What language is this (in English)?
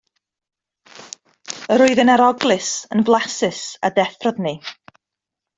Welsh